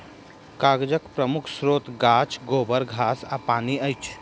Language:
Maithili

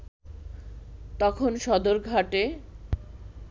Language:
Bangla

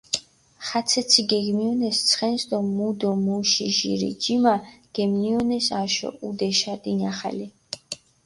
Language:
Mingrelian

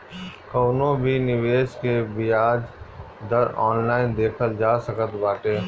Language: Bhojpuri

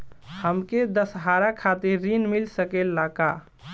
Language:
Bhojpuri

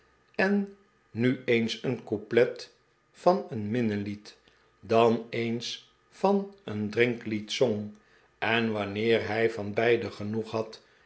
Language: Dutch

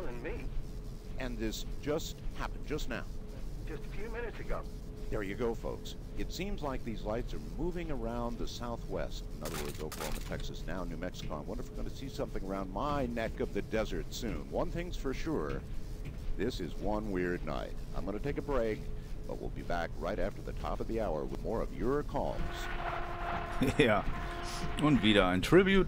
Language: German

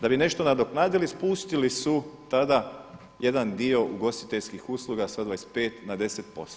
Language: Croatian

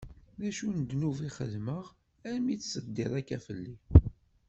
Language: Kabyle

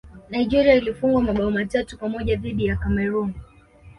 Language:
Swahili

